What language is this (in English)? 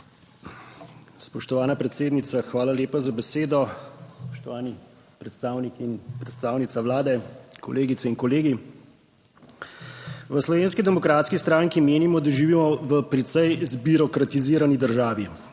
Slovenian